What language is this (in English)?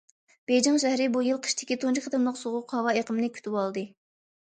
Uyghur